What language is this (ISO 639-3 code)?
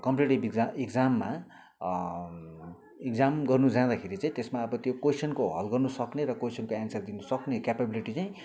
nep